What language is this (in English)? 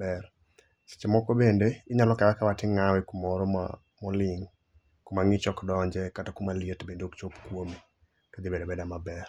Luo (Kenya and Tanzania)